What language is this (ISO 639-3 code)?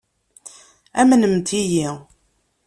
kab